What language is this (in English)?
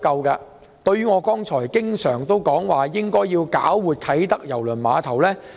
Cantonese